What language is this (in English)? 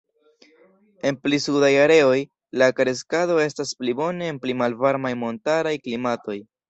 Esperanto